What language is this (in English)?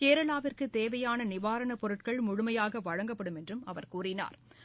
Tamil